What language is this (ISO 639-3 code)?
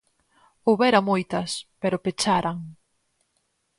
glg